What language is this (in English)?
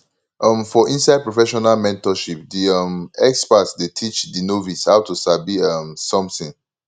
Nigerian Pidgin